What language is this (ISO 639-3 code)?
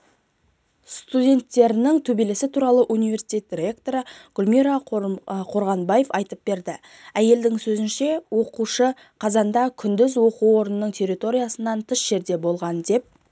kaz